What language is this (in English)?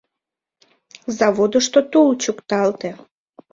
Mari